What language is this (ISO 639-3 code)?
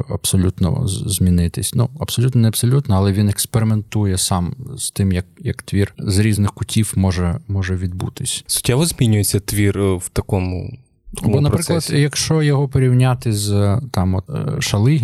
ukr